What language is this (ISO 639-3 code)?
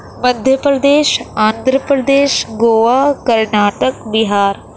urd